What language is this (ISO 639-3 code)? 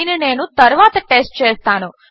tel